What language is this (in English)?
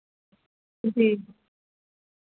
Dogri